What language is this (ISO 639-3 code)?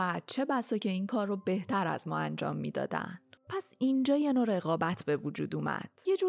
fas